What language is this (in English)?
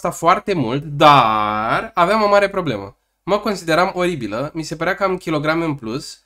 Romanian